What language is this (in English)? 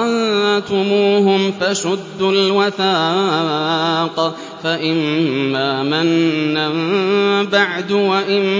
Arabic